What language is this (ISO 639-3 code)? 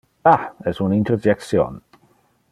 ina